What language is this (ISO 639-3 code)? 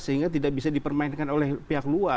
ind